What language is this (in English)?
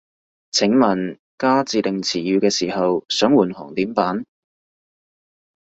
Cantonese